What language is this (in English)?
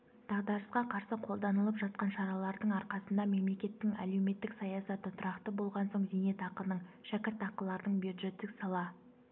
Kazakh